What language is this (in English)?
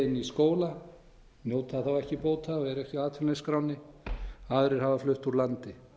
Icelandic